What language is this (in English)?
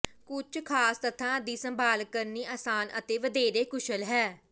Punjabi